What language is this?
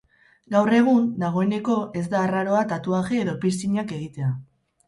Basque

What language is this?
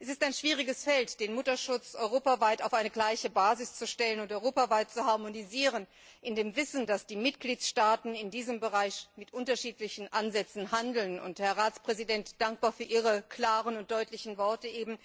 German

